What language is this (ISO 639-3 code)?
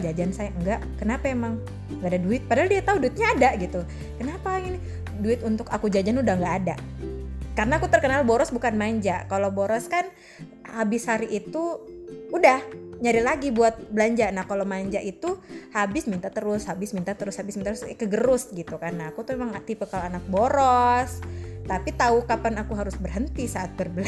ind